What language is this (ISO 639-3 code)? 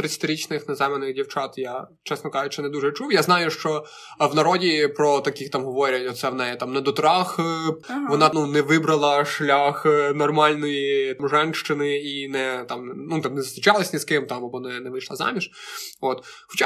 ukr